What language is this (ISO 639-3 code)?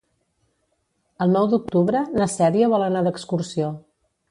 cat